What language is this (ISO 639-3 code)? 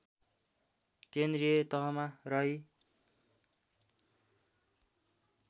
nep